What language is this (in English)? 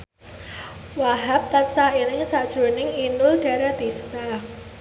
Javanese